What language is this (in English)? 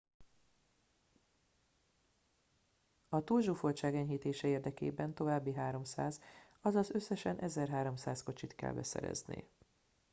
Hungarian